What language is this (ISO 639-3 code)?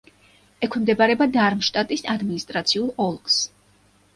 kat